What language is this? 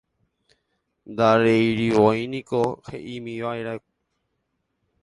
Guarani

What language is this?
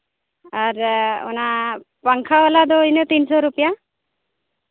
Santali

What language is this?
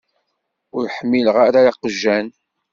Kabyle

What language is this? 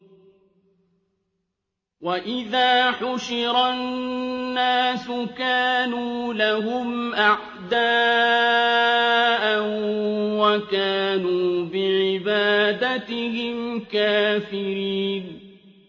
Arabic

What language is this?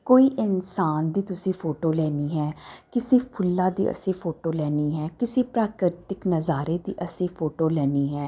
Punjabi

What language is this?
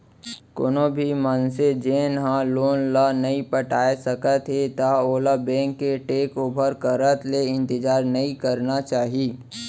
Chhattisgarhi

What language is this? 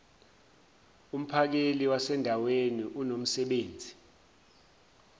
Zulu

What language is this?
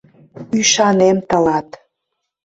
Mari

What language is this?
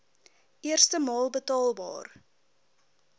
Afrikaans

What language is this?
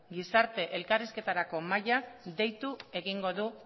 Basque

